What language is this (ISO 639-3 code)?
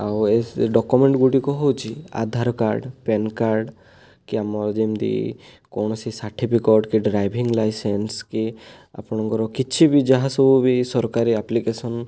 ori